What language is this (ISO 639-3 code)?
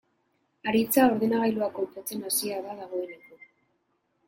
eus